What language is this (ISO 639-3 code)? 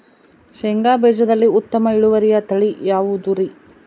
kan